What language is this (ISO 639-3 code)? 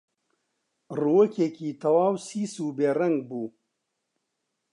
ckb